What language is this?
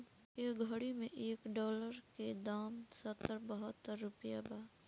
Bhojpuri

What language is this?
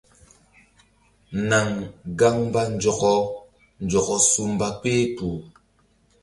Mbum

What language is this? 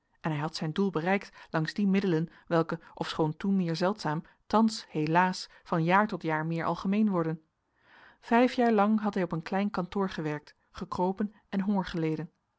Dutch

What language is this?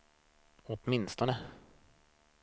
Swedish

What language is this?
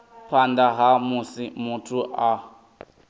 Venda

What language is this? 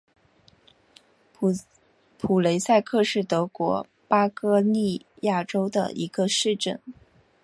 Chinese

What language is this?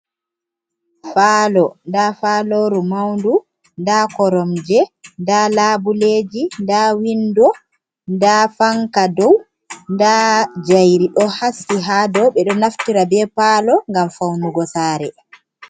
Fula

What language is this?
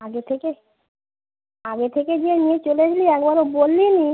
Bangla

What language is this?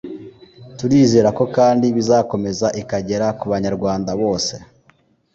Kinyarwanda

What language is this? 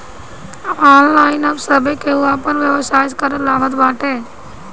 Bhojpuri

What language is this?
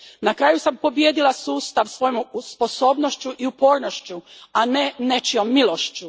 Croatian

